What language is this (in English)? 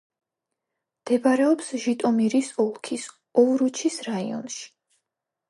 Georgian